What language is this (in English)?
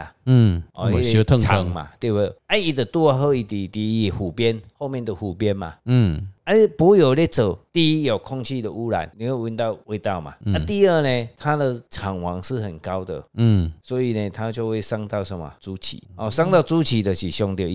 Chinese